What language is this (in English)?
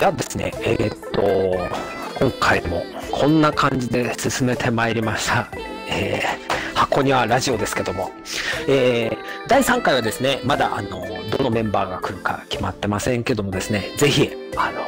Japanese